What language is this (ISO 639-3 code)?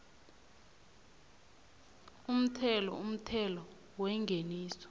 nbl